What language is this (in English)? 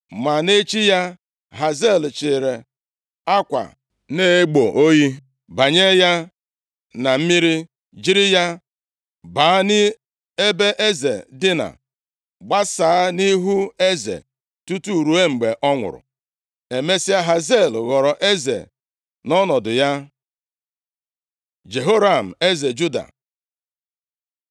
Igbo